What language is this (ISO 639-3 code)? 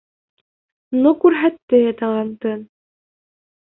bak